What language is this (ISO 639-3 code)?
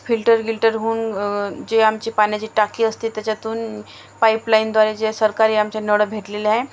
mar